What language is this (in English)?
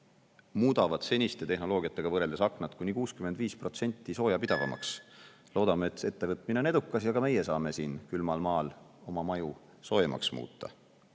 Estonian